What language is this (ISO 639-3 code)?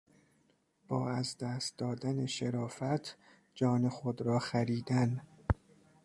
fas